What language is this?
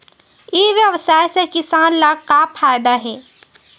Chhattisgarhi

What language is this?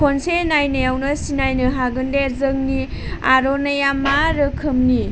Bodo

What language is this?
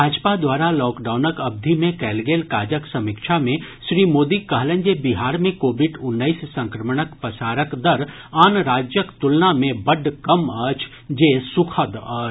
Maithili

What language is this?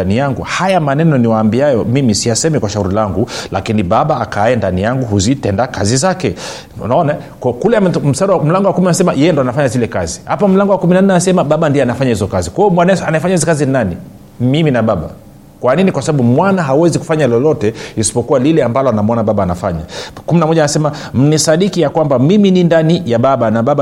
Swahili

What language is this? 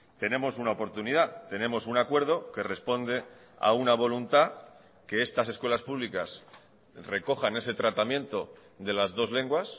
Spanish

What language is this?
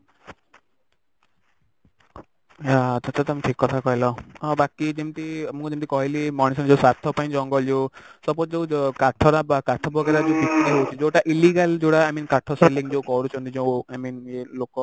Odia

